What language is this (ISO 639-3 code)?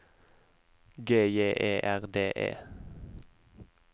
nor